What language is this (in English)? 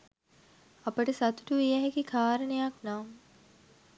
Sinhala